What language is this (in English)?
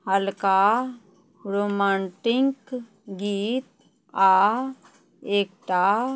Maithili